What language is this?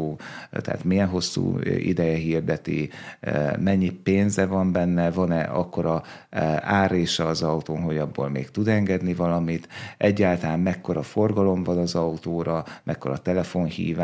Hungarian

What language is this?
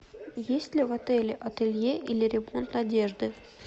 Russian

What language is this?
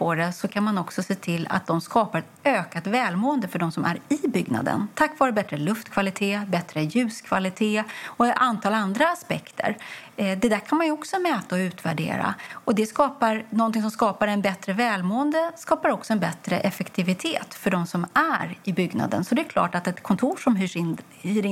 Swedish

